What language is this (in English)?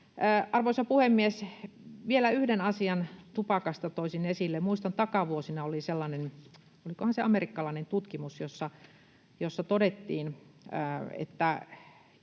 Finnish